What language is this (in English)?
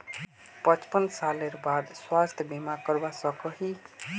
Magahi